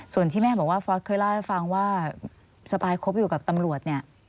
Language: Thai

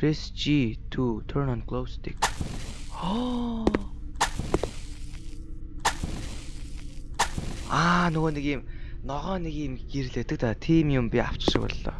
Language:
Dutch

